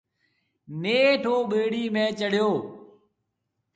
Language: Marwari (Pakistan)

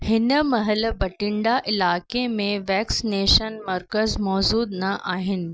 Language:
Sindhi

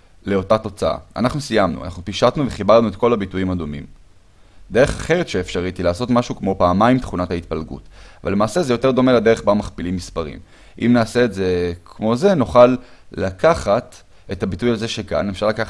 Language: Hebrew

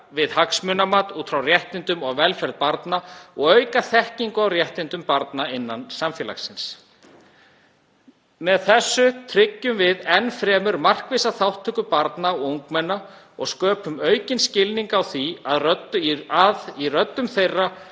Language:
Icelandic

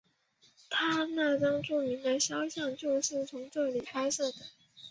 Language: Chinese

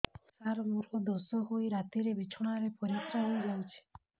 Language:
Odia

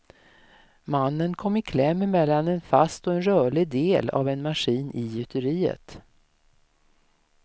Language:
Swedish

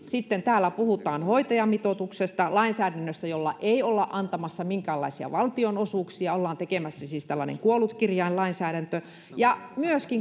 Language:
Finnish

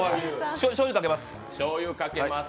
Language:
Japanese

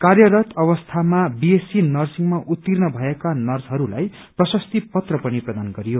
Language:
Nepali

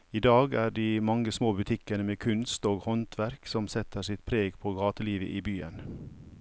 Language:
Norwegian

